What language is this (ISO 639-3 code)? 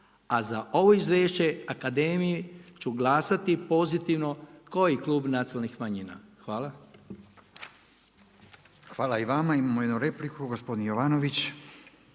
hrv